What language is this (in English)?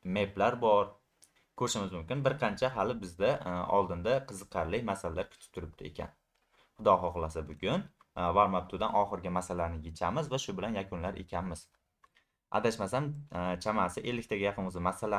Turkish